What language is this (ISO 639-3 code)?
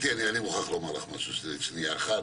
heb